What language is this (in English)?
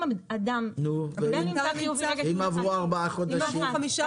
Hebrew